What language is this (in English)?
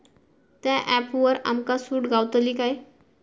Marathi